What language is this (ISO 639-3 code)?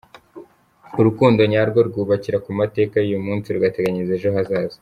kin